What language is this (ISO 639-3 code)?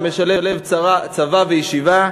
heb